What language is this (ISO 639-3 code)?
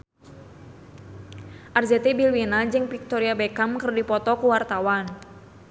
sun